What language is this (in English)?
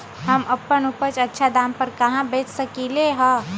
Magahi